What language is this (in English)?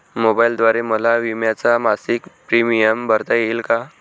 Marathi